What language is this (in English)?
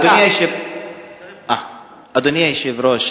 Hebrew